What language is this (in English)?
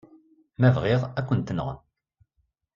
Kabyle